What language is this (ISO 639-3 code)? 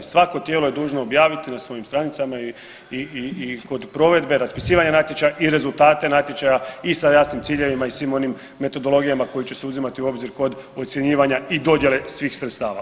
hrv